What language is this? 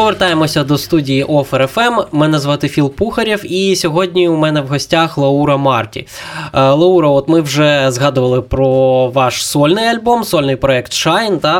Ukrainian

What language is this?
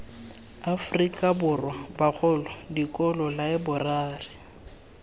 Tswana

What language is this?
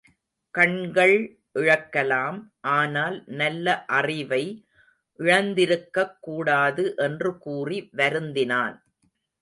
Tamil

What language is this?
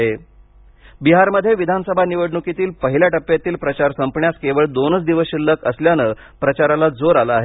Marathi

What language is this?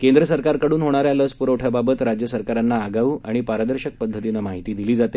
Marathi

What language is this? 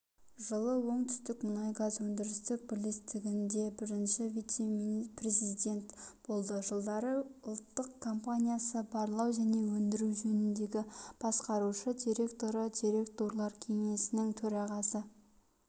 Kazakh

